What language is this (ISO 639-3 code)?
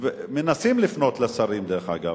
heb